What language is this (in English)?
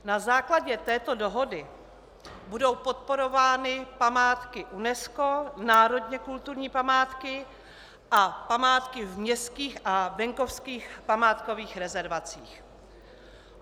Czech